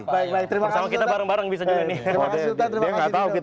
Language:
Indonesian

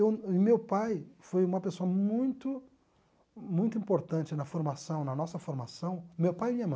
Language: Portuguese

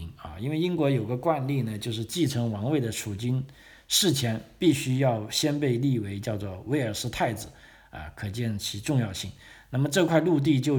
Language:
Chinese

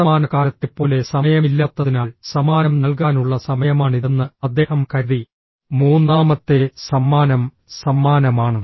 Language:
Malayalam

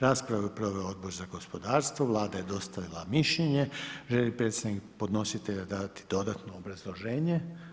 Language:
Croatian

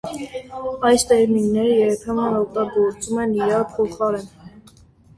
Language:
Armenian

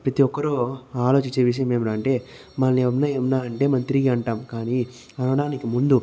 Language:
Telugu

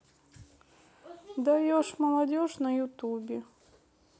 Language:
Russian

